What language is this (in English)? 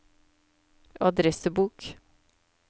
Norwegian